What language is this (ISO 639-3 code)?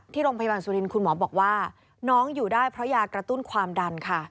tha